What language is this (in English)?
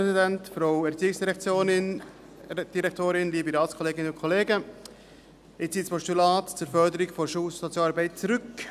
Swiss German